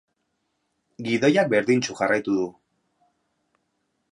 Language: Basque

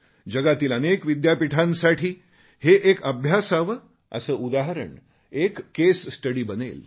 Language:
Marathi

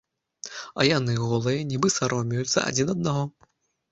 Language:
Belarusian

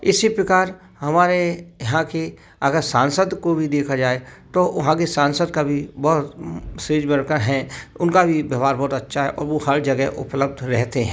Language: Hindi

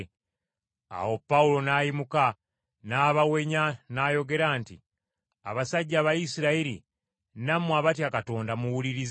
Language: Ganda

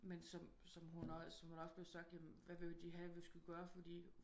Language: Danish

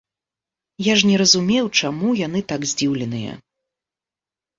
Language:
Belarusian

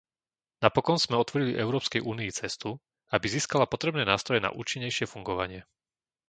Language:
Slovak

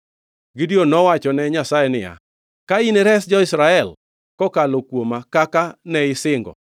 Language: Luo (Kenya and Tanzania)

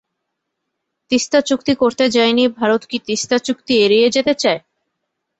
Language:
Bangla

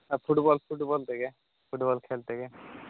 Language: Santali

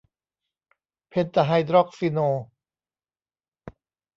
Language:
Thai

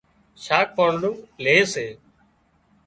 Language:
Wadiyara Koli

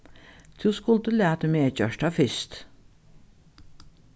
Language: Faroese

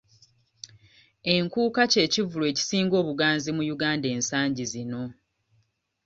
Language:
Ganda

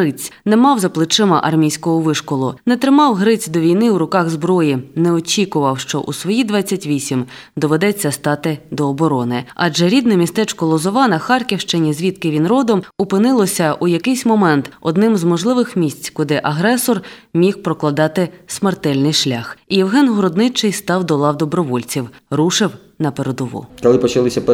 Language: Ukrainian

